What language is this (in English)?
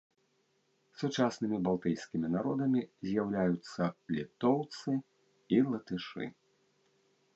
Belarusian